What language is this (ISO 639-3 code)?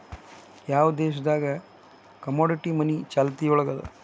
kan